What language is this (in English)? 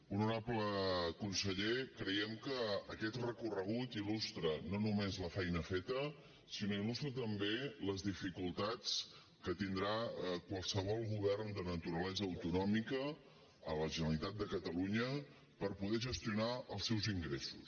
Catalan